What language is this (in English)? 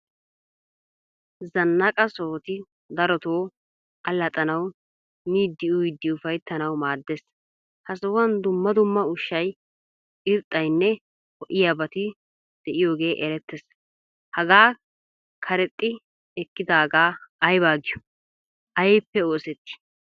Wolaytta